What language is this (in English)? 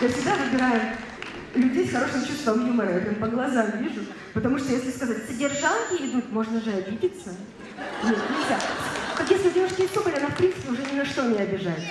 Russian